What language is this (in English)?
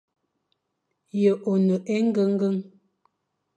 Fang